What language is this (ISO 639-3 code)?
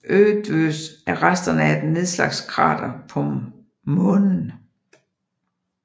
dan